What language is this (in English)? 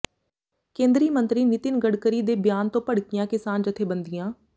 Punjabi